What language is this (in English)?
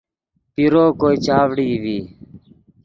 Yidgha